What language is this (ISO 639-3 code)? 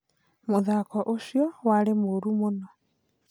kik